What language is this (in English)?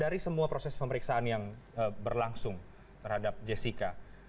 Indonesian